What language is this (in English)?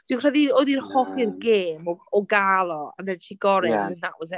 Welsh